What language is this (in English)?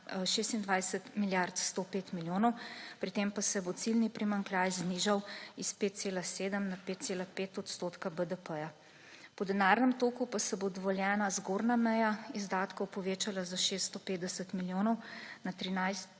Slovenian